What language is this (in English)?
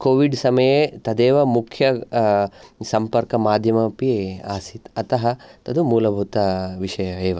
Sanskrit